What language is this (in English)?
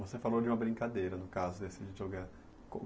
Portuguese